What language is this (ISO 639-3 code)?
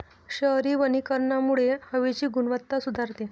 mar